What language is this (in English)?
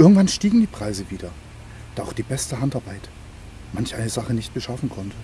German